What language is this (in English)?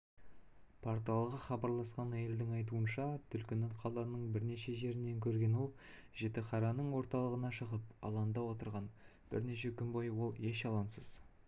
Kazakh